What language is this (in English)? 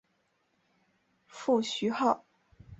Chinese